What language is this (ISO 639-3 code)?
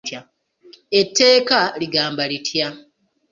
lug